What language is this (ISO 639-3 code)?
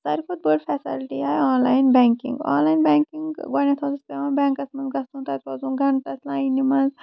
kas